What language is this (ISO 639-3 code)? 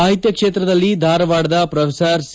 kan